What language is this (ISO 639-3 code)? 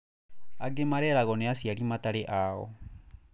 kik